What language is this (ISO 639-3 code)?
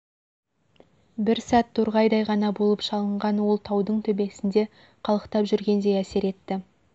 kaz